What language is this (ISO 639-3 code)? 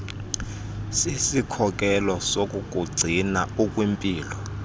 xho